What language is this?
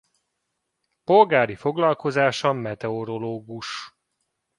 Hungarian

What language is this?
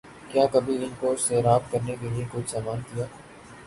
Urdu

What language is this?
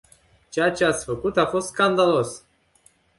Romanian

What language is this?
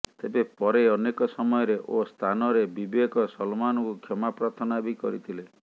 Odia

